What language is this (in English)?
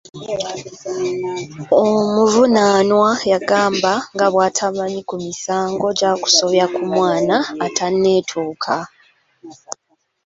Ganda